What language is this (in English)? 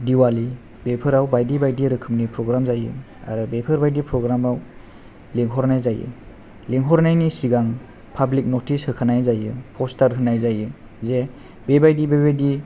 Bodo